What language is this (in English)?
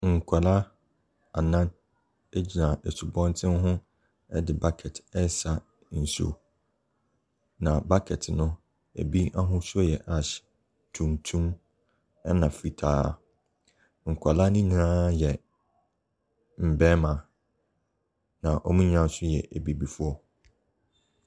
Akan